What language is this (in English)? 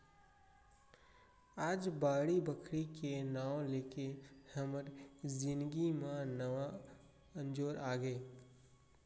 Chhattisgarhi